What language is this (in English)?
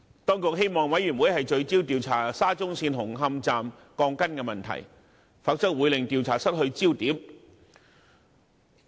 Cantonese